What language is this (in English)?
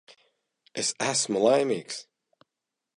Latvian